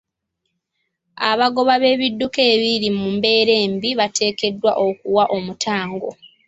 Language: Ganda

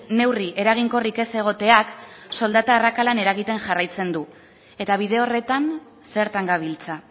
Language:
Basque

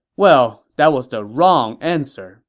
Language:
English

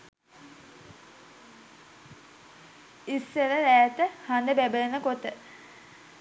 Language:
Sinhala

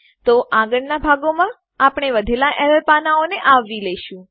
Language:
Gujarati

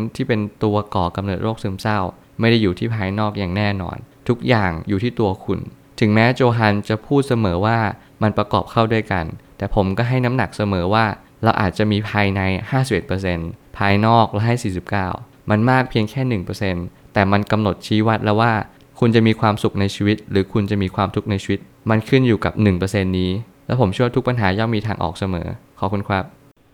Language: Thai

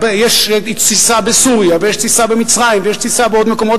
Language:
Hebrew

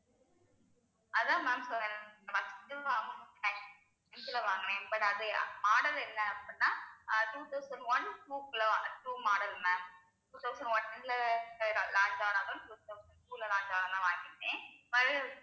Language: Tamil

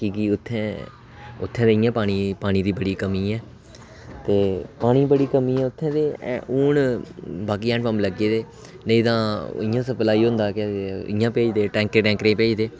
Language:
Dogri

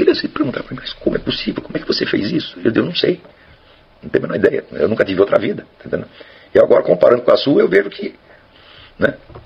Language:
Portuguese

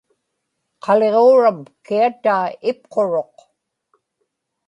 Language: Inupiaq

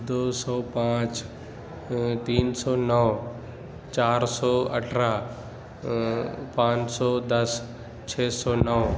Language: Urdu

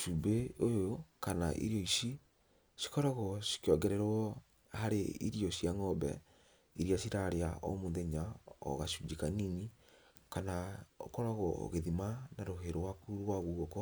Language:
Kikuyu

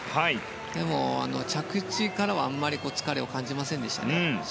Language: Japanese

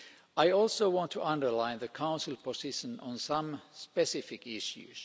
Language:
English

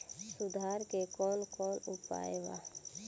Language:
Bhojpuri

